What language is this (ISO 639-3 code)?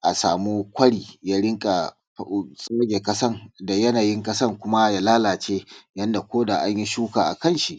hau